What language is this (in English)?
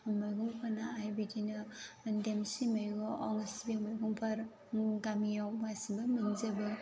Bodo